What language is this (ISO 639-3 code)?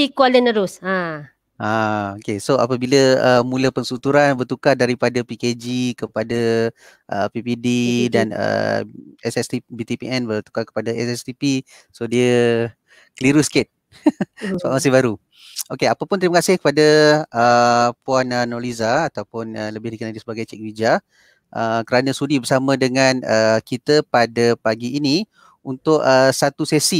msa